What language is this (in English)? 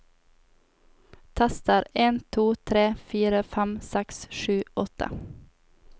Norwegian